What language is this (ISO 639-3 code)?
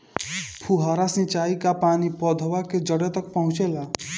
bho